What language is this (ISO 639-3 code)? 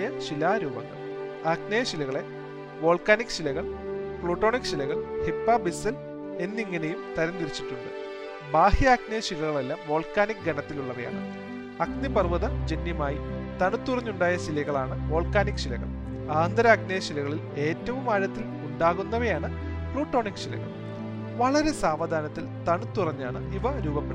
mal